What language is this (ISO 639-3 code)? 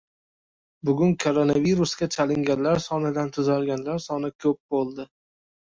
uzb